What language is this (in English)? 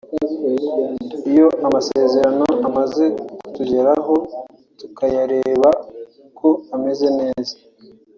Kinyarwanda